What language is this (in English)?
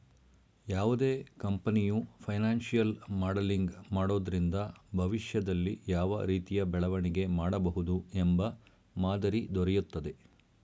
Kannada